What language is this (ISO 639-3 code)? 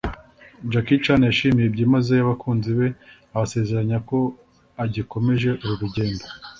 kin